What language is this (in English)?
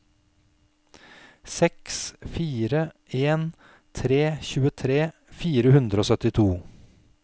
Norwegian